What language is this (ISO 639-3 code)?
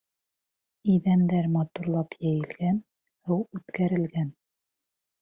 bak